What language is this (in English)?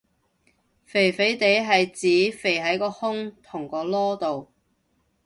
Cantonese